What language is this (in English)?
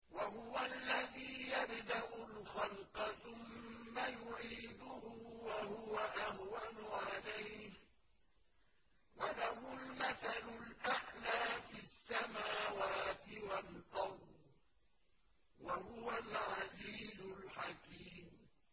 Arabic